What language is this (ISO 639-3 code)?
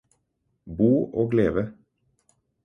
nob